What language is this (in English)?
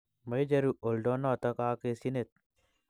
Kalenjin